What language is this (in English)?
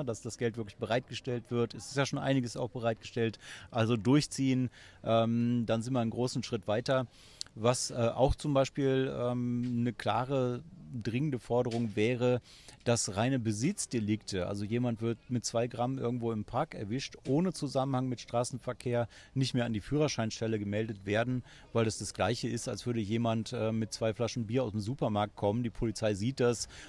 German